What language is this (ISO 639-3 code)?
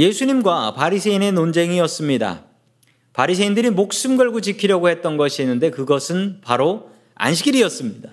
kor